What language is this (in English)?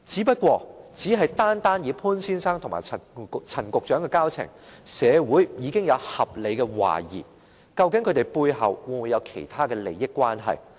Cantonese